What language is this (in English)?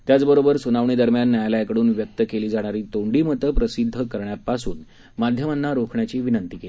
Marathi